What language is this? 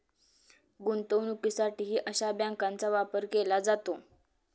Marathi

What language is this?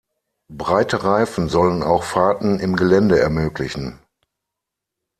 German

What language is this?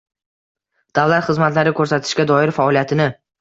Uzbek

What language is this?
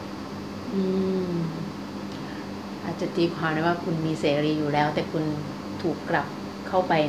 Thai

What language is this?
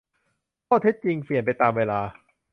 Thai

